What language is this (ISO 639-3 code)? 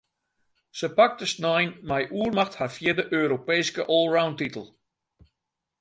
fry